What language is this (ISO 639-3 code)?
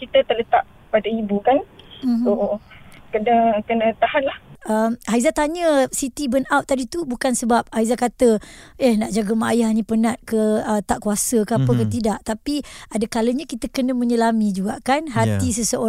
msa